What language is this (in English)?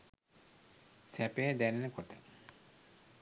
Sinhala